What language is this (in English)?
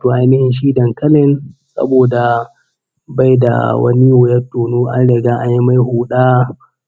Hausa